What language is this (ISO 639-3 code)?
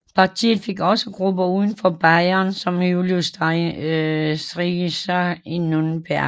dan